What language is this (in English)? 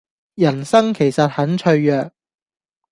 Cantonese